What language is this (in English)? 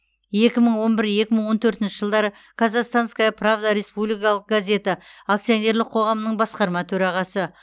Kazakh